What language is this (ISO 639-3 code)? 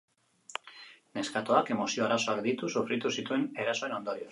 eus